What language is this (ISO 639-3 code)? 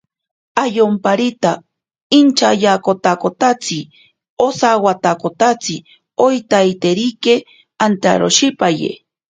prq